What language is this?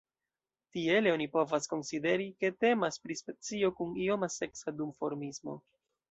Esperanto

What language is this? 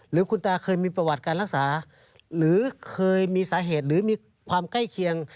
Thai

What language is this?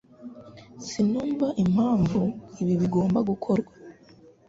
Kinyarwanda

